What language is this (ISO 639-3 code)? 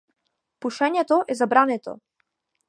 mkd